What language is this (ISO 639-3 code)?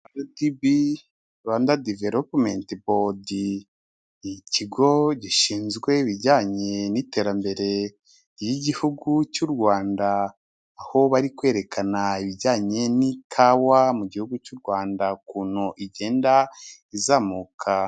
kin